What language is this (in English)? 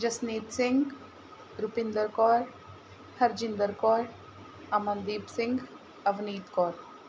Punjabi